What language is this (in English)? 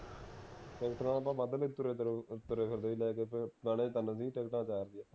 Punjabi